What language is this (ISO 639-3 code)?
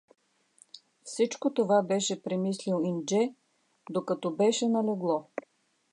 bul